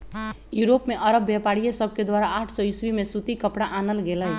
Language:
Magahi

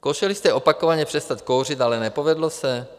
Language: Czech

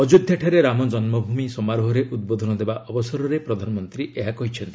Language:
Odia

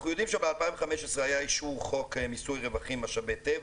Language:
Hebrew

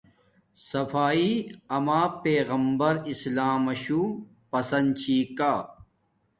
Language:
Domaaki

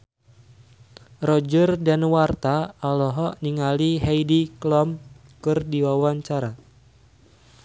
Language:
Sundanese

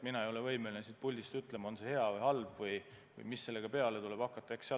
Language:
Estonian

